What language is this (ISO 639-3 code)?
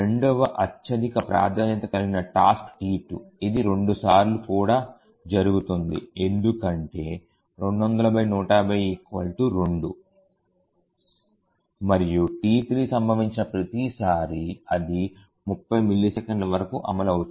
tel